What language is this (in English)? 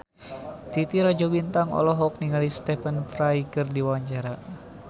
Sundanese